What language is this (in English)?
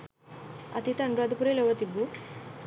Sinhala